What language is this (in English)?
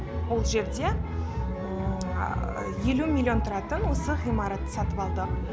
Kazakh